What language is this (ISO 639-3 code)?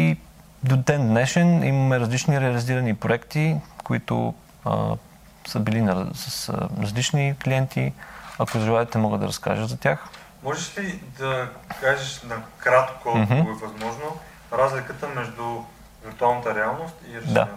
bul